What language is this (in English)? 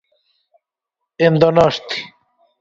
Galician